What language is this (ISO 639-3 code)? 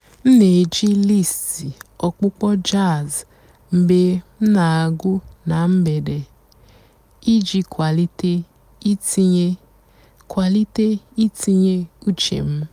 ibo